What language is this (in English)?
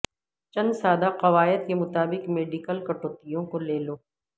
Urdu